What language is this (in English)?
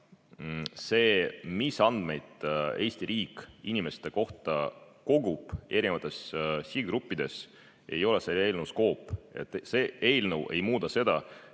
Estonian